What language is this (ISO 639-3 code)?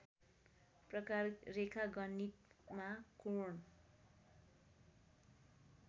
nep